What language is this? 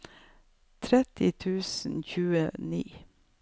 Norwegian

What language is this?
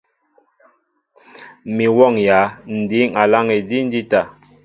Mbo (Cameroon)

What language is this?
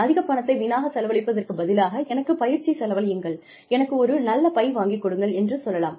Tamil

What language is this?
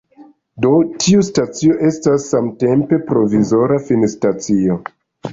Esperanto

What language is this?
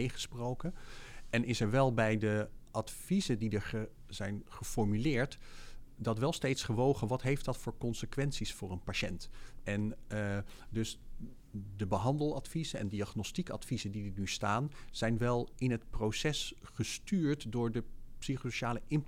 Dutch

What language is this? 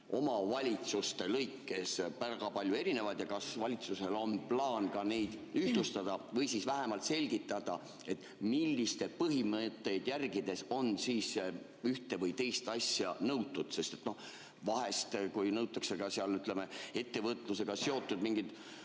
Estonian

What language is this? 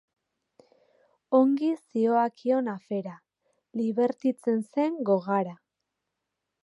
Basque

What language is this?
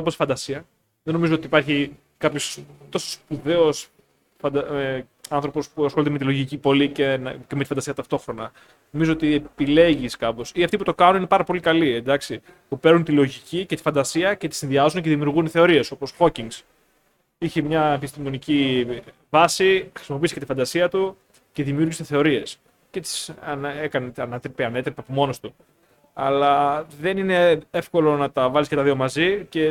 Greek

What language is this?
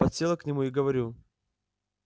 Russian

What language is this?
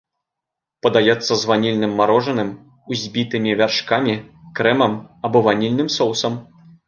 Belarusian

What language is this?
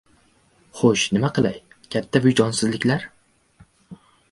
Uzbek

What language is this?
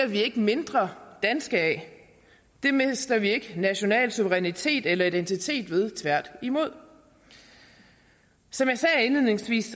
Danish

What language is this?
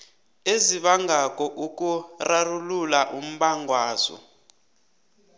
South Ndebele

